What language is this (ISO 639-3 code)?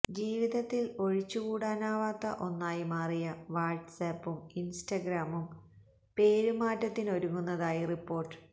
mal